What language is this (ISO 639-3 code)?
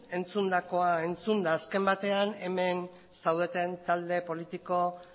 eus